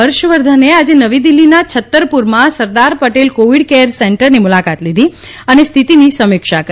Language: Gujarati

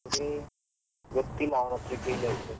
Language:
Kannada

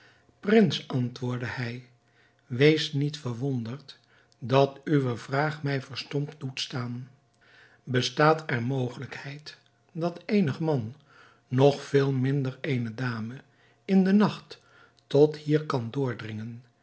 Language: Dutch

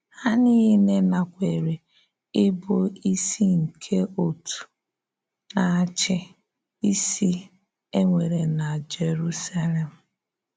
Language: Igbo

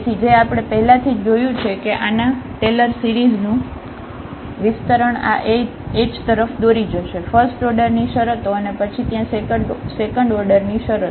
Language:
Gujarati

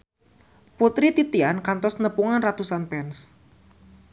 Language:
Sundanese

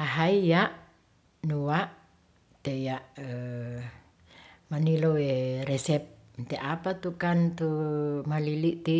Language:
Ratahan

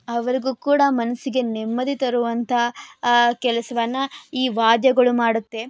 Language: Kannada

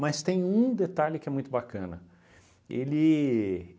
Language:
Portuguese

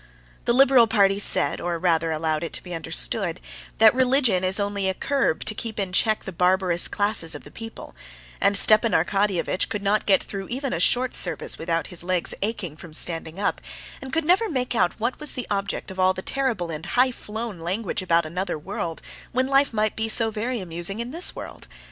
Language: English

